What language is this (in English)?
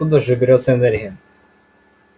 Russian